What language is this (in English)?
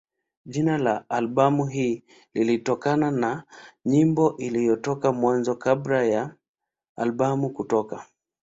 Swahili